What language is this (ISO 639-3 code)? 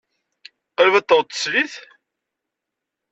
kab